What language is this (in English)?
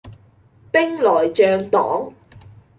Cantonese